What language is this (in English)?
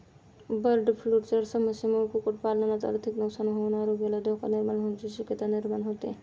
Marathi